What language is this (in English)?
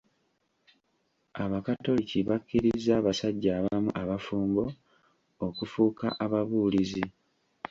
Ganda